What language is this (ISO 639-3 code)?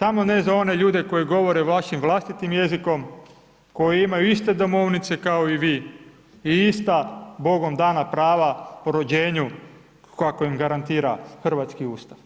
hrv